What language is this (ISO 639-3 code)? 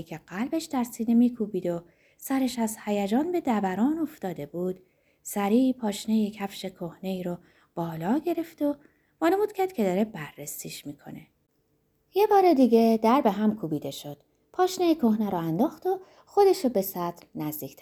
fas